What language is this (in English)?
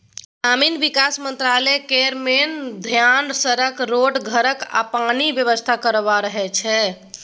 Maithili